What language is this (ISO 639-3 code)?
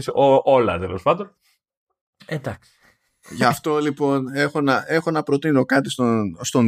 ell